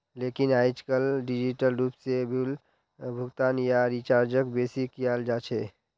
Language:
Magahi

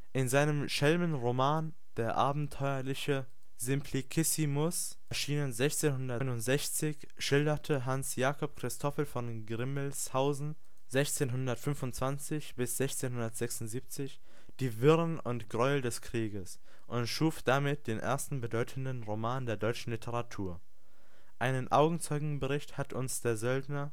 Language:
German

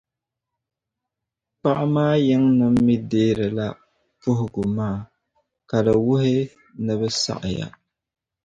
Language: Dagbani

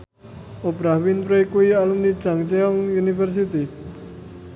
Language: Javanese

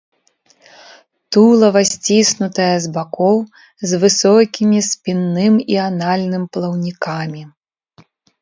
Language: Belarusian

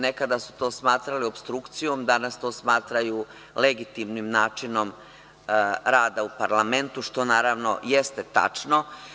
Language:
Serbian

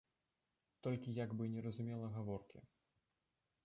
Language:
Belarusian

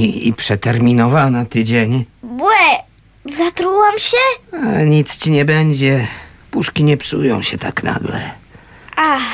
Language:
Polish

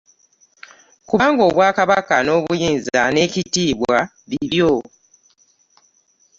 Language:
Ganda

